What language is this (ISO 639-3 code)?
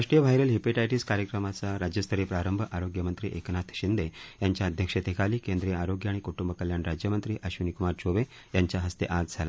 mar